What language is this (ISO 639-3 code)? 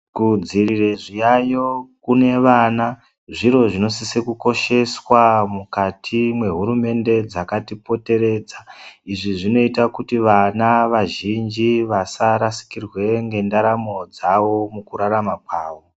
ndc